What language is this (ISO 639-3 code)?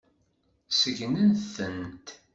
kab